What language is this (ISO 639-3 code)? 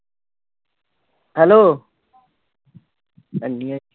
pan